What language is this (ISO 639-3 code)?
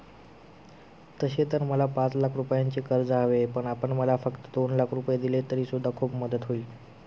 mar